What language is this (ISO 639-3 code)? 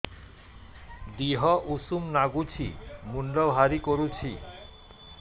ori